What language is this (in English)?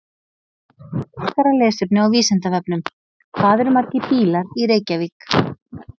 Icelandic